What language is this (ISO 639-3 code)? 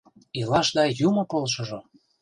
chm